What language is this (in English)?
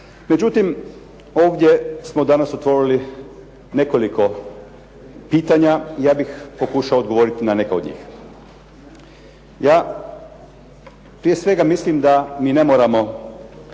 Croatian